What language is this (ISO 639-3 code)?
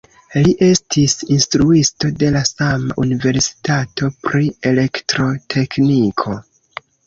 epo